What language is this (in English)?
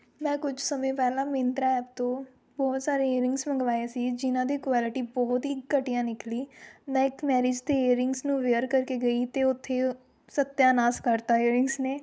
Punjabi